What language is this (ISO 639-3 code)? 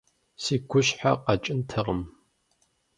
kbd